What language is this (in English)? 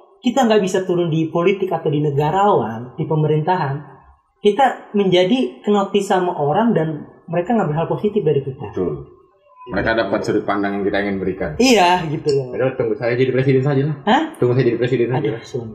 Indonesian